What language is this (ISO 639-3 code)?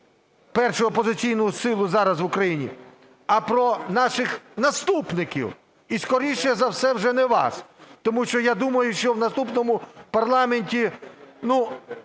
ukr